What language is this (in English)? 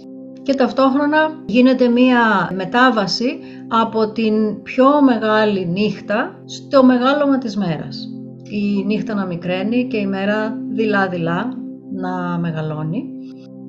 Greek